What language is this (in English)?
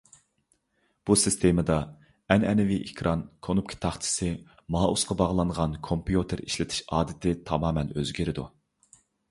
Uyghur